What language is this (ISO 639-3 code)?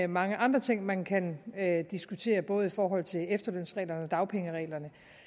dan